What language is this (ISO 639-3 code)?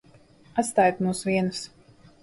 lav